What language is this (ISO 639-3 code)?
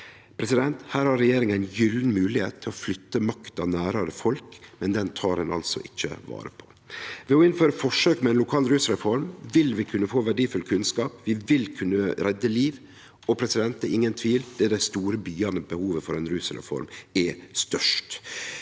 nor